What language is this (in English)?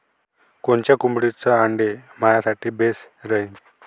Marathi